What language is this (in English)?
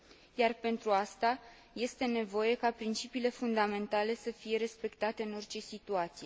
Romanian